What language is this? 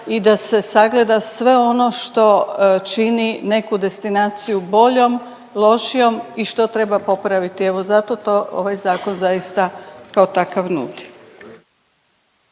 Croatian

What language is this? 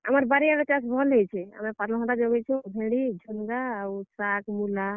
Odia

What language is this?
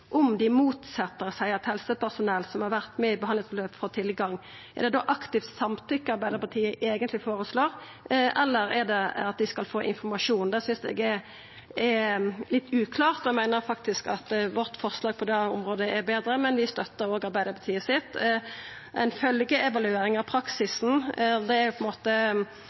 Norwegian Nynorsk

